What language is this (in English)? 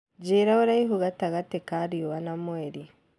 Kikuyu